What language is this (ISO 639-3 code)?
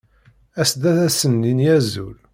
kab